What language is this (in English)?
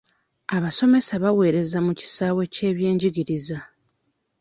Ganda